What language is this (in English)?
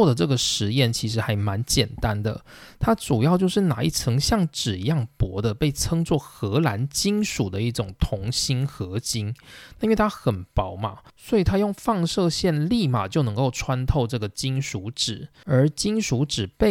Chinese